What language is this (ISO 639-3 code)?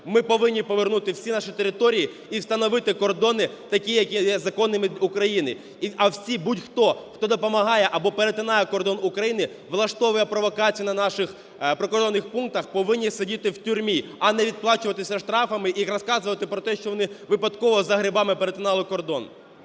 ukr